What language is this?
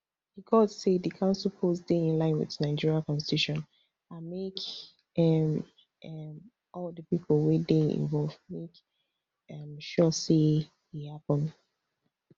Nigerian Pidgin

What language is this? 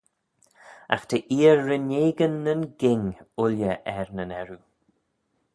Manx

